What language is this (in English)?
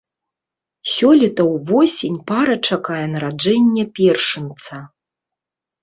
Belarusian